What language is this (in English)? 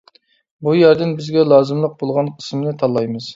Uyghur